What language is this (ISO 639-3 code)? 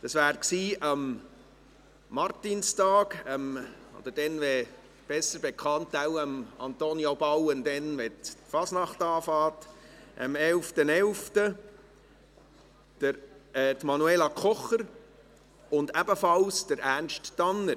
gsw